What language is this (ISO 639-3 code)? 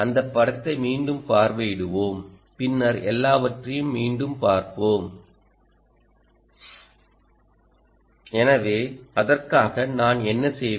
tam